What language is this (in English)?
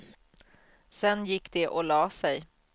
Swedish